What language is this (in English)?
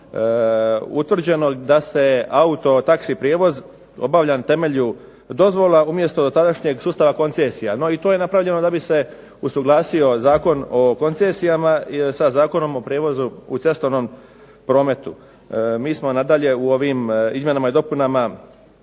Croatian